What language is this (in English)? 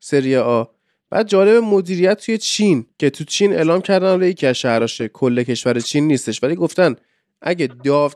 Persian